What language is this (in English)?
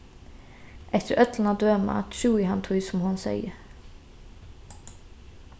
Faroese